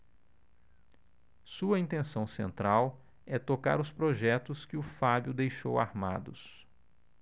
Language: Portuguese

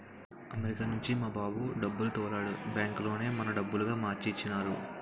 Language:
Telugu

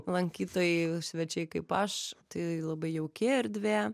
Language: Lithuanian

